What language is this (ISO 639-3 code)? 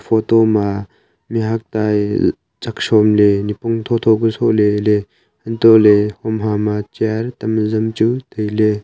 nnp